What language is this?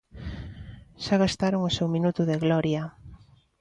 Galician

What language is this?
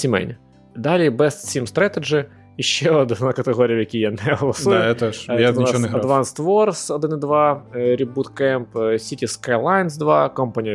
Ukrainian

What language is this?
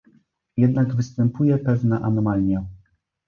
Polish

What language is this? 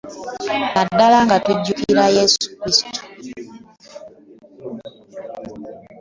Ganda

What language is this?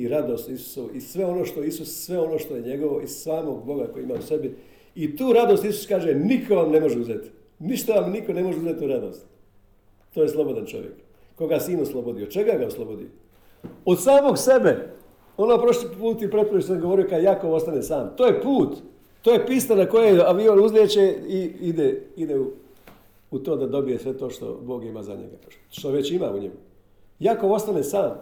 Croatian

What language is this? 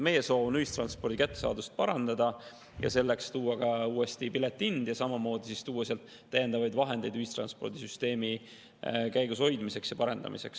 Estonian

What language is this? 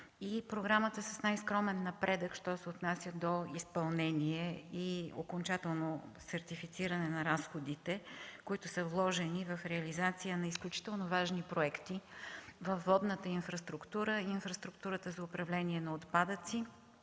Bulgarian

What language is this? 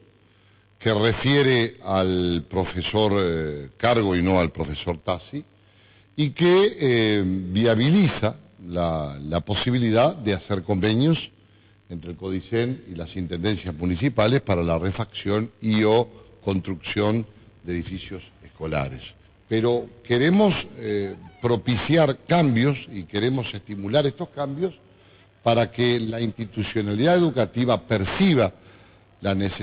Spanish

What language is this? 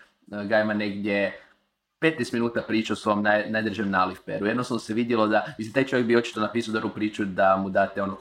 Croatian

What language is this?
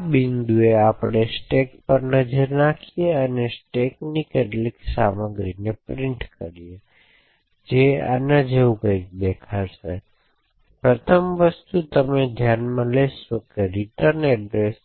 Gujarati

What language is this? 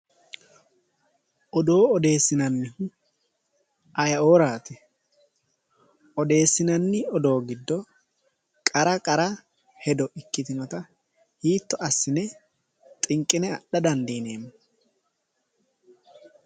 Sidamo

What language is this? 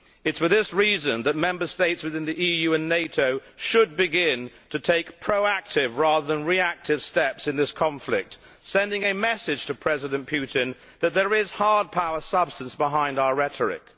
English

